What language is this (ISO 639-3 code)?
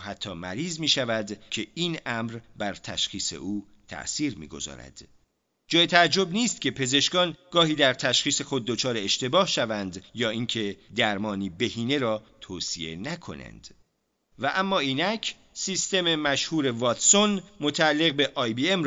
fas